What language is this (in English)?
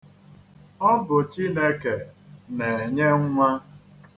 Igbo